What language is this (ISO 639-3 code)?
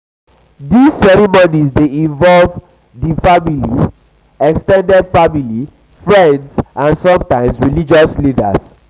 pcm